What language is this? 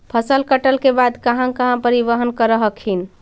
Magahi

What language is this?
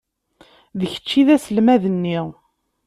Kabyle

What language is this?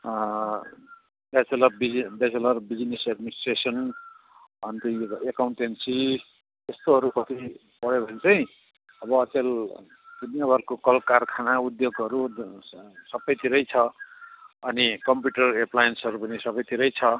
Nepali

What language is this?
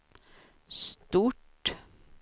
Swedish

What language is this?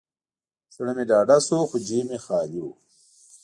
Pashto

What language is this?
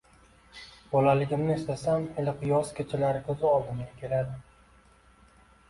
Uzbek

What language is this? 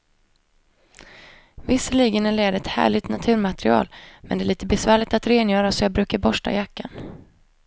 Swedish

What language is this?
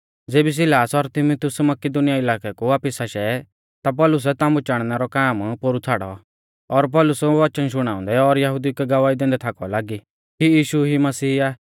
Mahasu Pahari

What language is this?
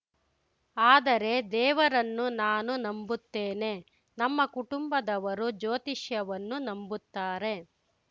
Kannada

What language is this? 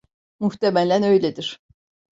Turkish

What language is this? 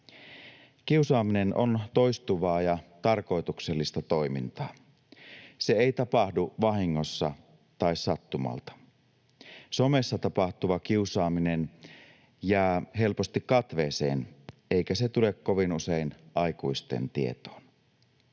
Finnish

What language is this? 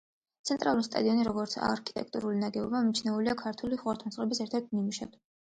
Georgian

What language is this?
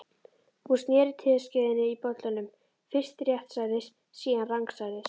Icelandic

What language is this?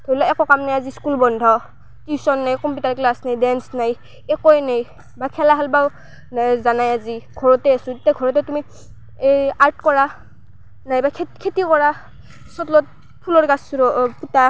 Assamese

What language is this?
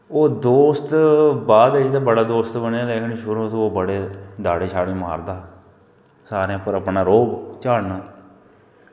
Dogri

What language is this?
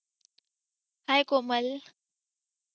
Marathi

